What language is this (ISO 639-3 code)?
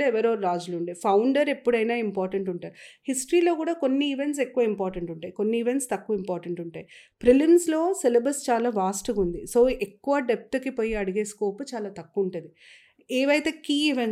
tel